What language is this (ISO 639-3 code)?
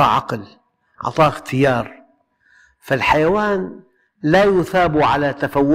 ara